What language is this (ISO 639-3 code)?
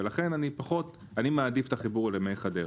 heb